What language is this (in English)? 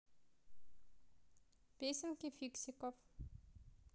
Russian